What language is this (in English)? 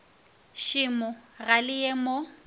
Northern Sotho